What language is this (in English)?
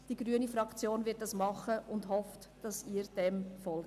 Swiss German